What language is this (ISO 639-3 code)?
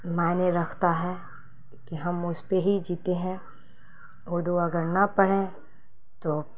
urd